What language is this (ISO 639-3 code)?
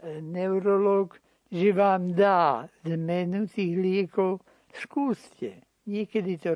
slk